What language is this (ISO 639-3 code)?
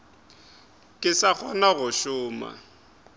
nso